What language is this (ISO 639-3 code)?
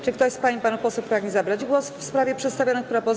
pol